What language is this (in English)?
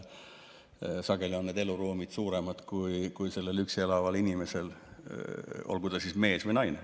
Estonian